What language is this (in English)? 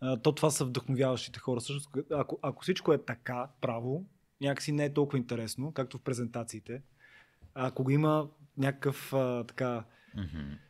Bulgarian